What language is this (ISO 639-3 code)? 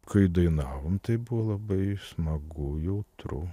lit